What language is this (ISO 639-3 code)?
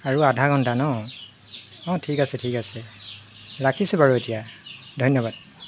asm